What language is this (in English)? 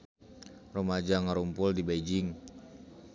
Sundanese